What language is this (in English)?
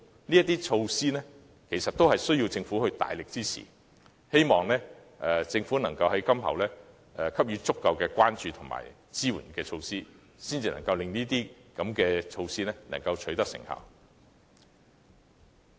Cantonese